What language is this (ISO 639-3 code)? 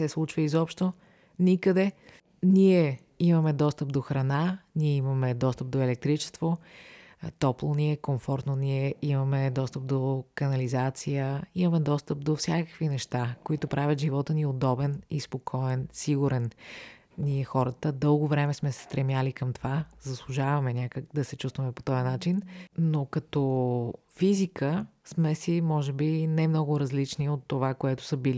bul